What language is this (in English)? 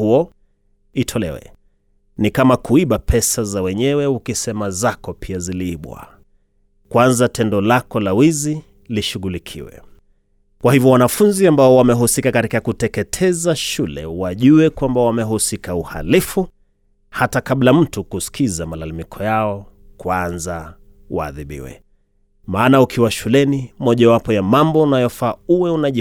Swahili